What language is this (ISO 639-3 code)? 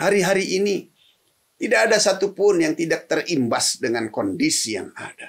ind